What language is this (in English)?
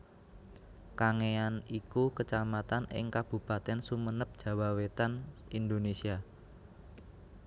Javanese